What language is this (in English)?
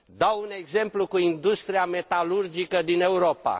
Romanian